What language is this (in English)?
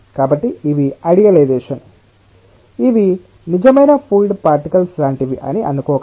Telugu